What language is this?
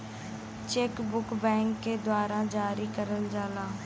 Bhojpuri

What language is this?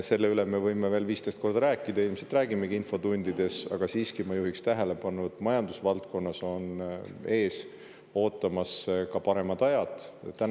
Estonian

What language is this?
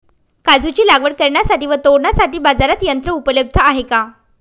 Marathi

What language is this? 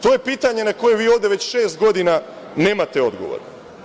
Serbian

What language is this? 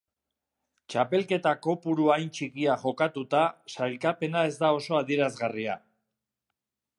Basque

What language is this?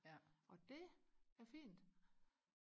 Danish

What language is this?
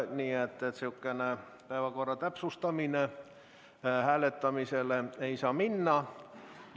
Estonian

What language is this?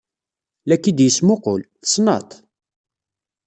Kabyle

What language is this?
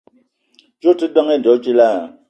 Eton (Cameroon)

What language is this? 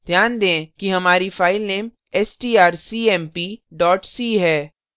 Hindi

